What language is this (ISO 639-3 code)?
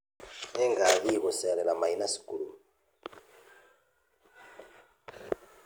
kik